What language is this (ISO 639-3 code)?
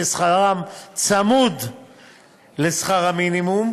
heb